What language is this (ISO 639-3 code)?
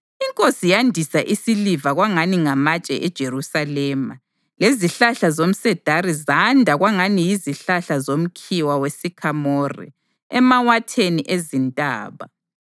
nde